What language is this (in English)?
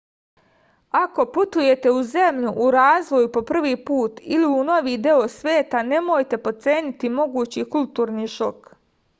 Serbian